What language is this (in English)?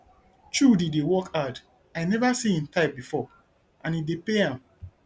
Nigerian Pidgin